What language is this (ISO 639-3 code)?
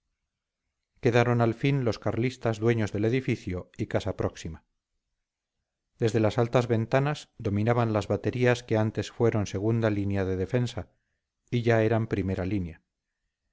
spa